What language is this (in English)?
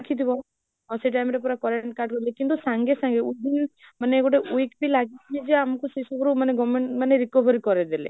Odia